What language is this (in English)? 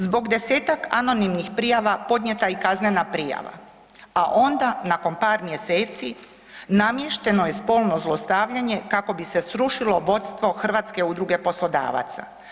Croatian